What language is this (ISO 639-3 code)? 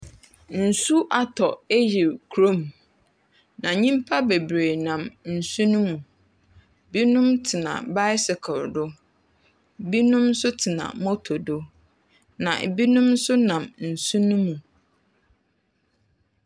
aka